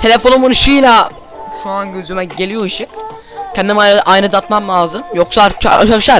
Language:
Turkish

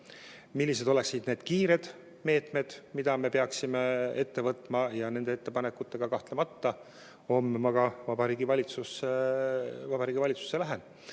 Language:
Estonian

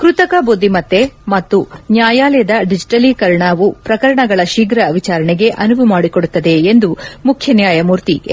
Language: Kannada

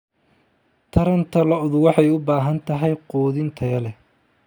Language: Somali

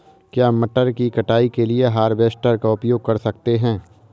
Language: Hindi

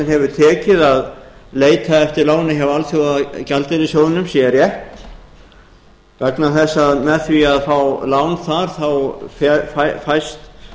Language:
Icelandic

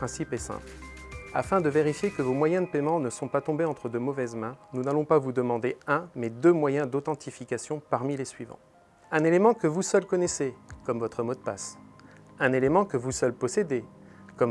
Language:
French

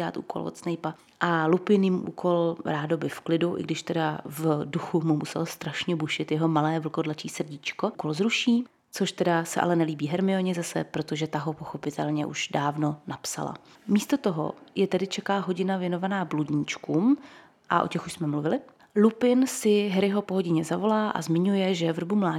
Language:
Czech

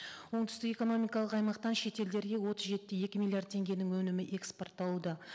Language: Kazakh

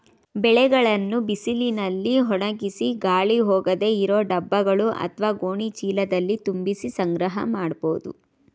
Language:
Kannada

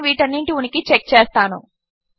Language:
Telugu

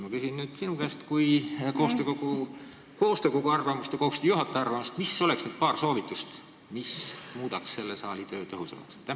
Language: Estonian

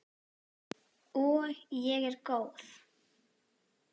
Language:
Icelandic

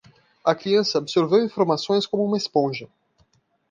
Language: Portuguese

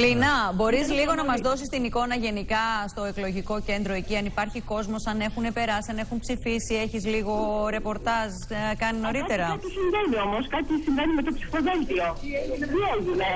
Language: Greek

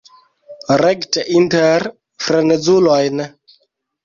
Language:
Esperanto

